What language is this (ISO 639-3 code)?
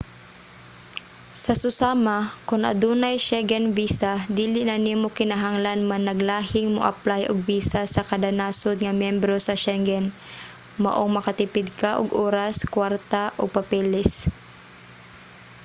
ceb